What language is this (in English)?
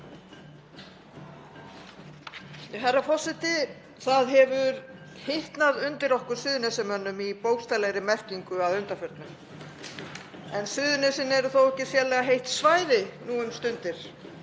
Icelandic